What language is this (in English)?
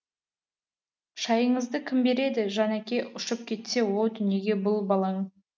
Kazakh